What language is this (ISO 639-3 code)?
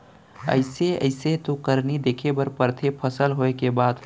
hne